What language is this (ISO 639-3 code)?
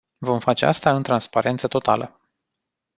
ron